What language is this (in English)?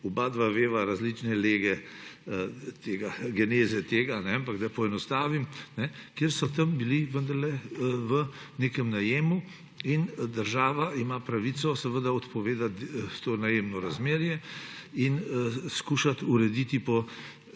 Slovenian